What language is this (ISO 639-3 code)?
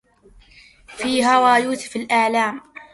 ara